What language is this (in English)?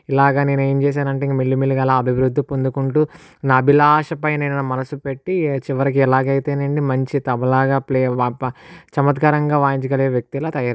Telugu